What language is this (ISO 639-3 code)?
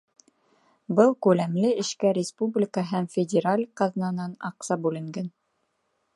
bak